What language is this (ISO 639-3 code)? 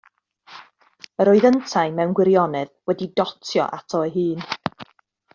cym